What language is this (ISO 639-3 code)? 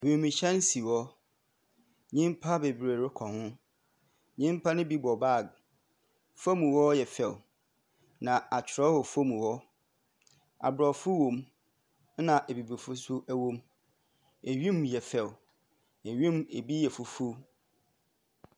aka